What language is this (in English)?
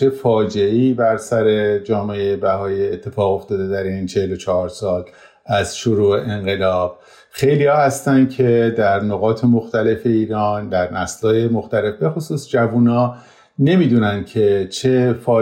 Persian